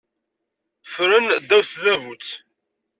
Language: Kabyle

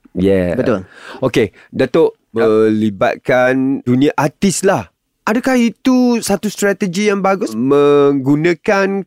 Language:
Malay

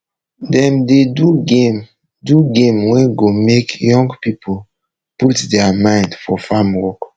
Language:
Nigerian Pidgin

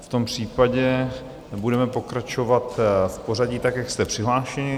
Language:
Czech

